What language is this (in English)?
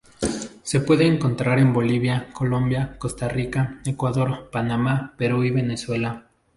Spanish